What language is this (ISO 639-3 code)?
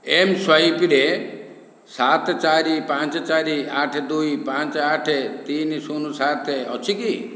ori